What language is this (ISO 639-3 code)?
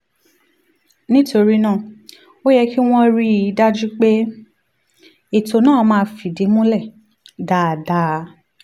yor